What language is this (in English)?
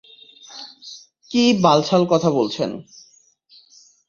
Bangla